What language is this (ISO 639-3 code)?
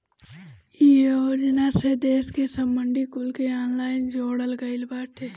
bho